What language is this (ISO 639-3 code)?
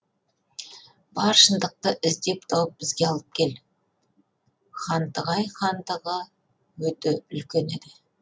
kaz